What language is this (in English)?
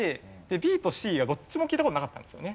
Japanese